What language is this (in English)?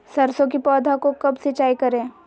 Magahi